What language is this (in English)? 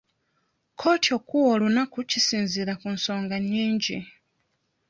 Ganda